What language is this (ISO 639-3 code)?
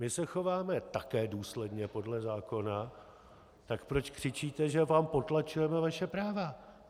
ces